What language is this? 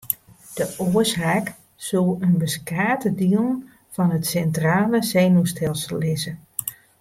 Western Frisian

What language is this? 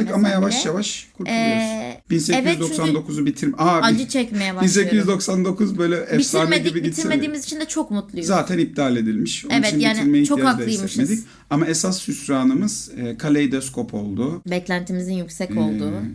Turkish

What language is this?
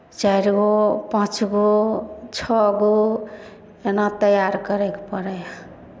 Maithili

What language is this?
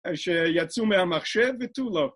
Hebrew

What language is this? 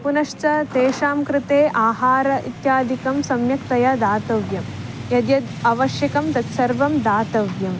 Sanskrit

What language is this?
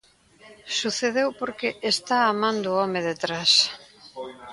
Galician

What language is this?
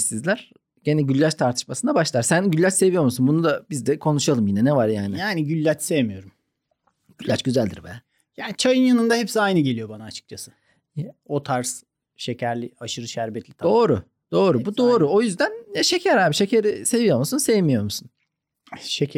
Turkish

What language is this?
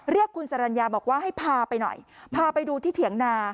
Thai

